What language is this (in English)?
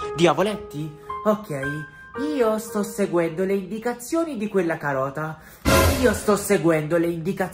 Italian